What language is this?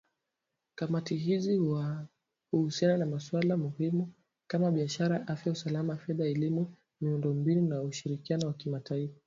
Swahili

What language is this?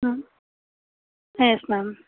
Tamil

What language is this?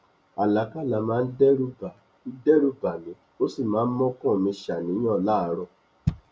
Yoruba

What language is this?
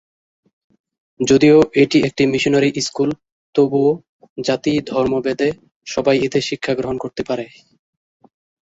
Bangla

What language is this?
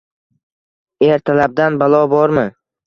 Uzbek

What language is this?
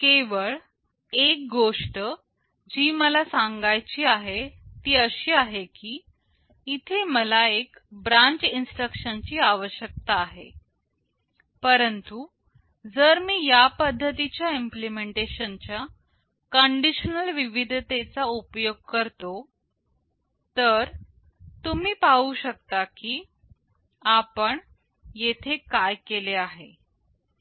Marathi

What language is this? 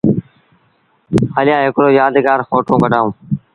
Sindhi Bhil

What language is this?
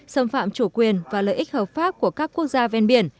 Vietnamese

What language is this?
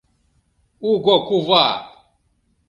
Mari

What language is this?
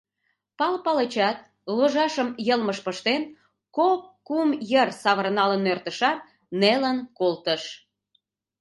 Mari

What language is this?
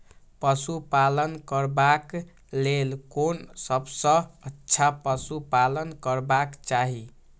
Maithili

